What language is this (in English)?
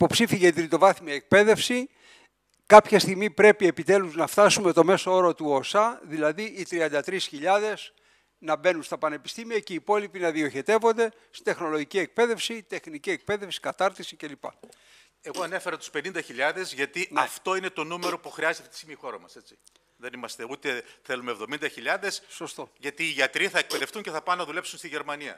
Greek